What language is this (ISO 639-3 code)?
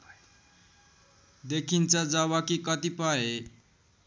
nep